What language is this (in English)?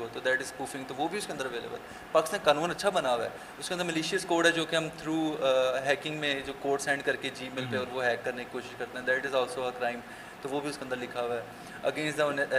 Urdu